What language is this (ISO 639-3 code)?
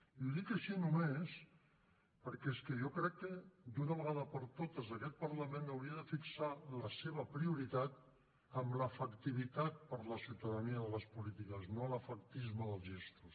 cat